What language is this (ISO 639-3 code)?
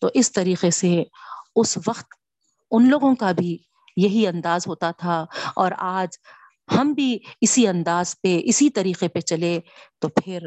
urd